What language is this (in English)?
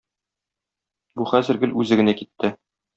Tatar